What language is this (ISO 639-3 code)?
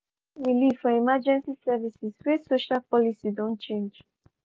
pcm